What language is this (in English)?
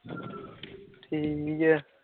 Punjabi